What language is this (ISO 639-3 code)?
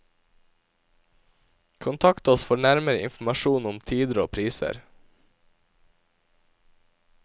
nor